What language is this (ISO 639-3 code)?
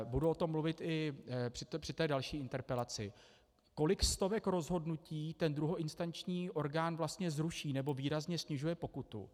ces